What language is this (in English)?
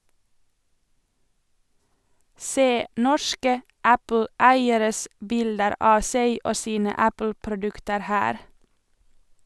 Norwegian